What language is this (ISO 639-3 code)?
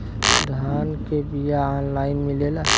bho